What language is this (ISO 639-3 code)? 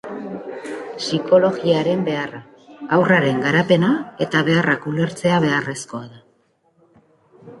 eus